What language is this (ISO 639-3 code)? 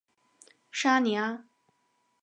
zho